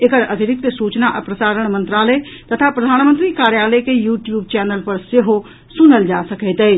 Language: Maithili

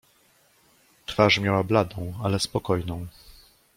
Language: Polish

